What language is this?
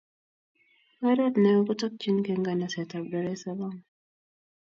Kalenjin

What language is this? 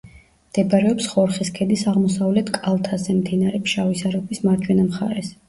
Georgian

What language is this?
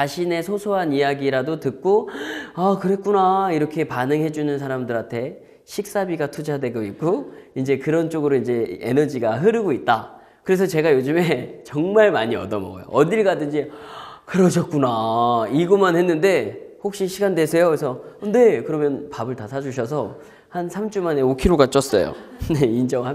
Korean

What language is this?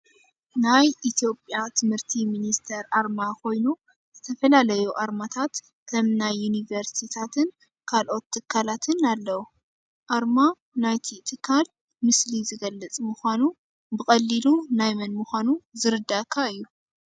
Tigrinya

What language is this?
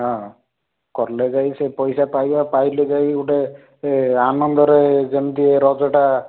Odia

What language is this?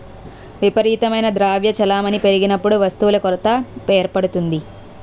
Telugu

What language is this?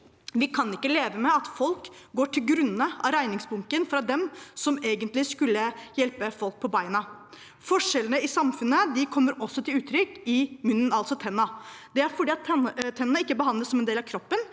Norwegian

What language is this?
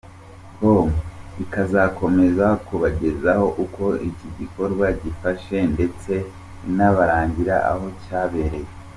Kinyarwanda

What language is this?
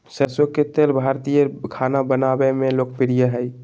Magahi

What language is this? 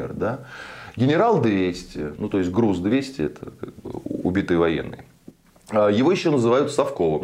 Russian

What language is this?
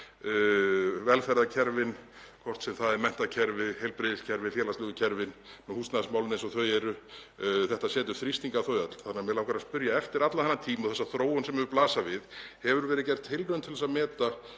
Icelandic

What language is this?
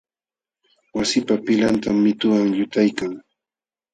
Jauja Wanca Quechua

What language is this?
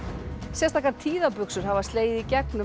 Icelandic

